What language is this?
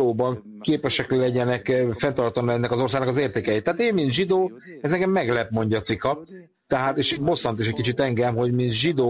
Hungarian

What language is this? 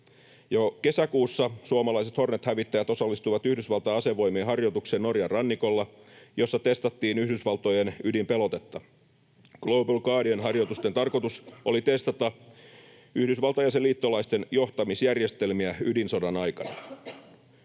Finnish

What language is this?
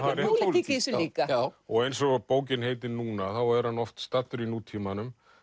Icelandic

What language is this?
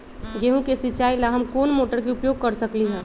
Magahi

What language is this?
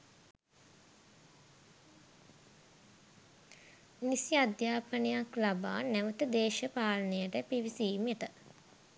Sinhala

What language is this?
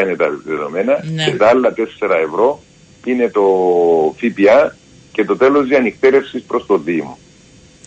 Greek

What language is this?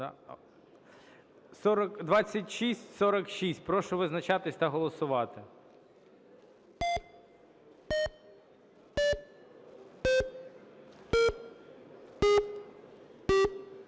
Ukrainian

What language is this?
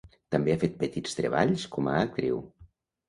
Catalan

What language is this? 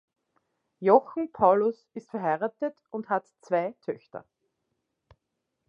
German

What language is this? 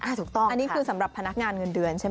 Thai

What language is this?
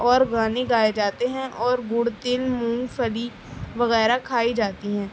Urdu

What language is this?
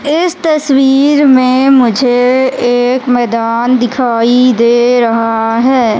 Hindi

